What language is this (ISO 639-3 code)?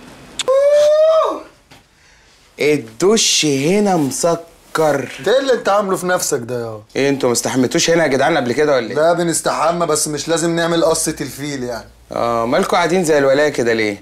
ara